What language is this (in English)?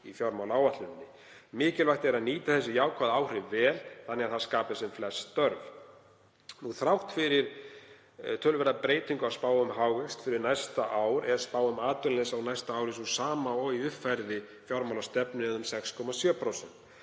Icelandic